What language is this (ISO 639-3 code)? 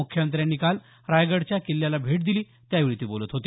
mar